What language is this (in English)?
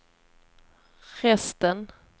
Swedish